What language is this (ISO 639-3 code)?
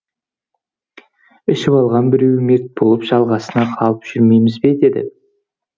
kaz